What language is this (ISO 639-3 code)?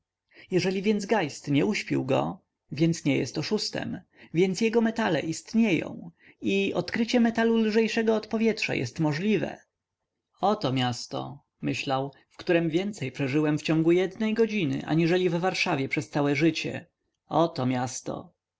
pol